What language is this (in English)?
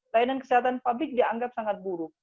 Indonesian